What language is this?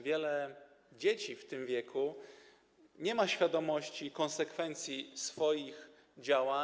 Polish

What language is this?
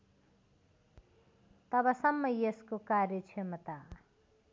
Nepali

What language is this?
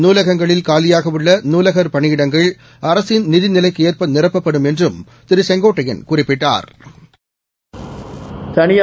Tamil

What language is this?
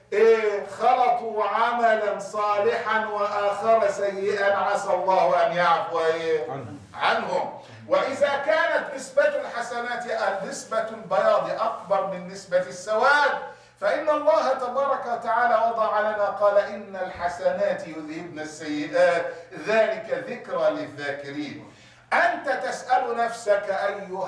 Arabic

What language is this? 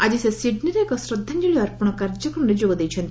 Odia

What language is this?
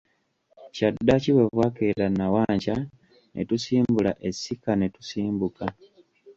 Ganda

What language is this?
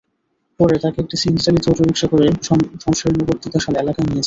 Bangla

